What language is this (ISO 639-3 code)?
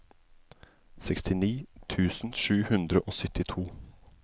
nor